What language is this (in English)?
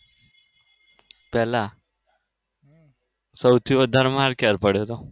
Gujarati